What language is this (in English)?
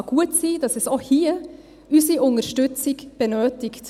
Swiss German